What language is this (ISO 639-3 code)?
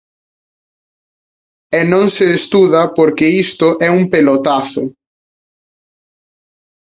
glg